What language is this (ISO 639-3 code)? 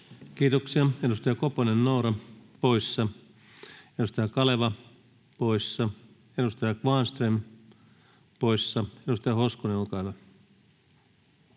fin